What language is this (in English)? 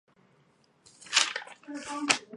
Chinese